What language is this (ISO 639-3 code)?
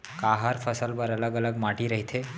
hne